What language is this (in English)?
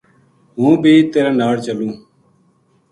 Gujari